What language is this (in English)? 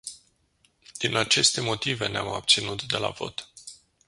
Romanian